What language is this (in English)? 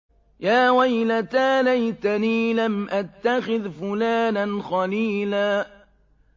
Arabic